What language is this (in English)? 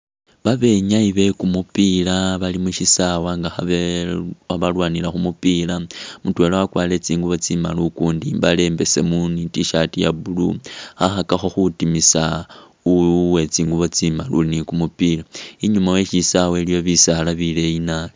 Masaaba